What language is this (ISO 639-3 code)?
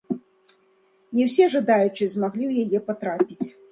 bel